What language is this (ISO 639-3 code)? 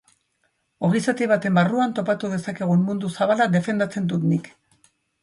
eus